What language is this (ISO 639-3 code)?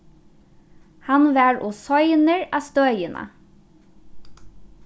fao